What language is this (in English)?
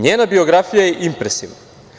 Serbian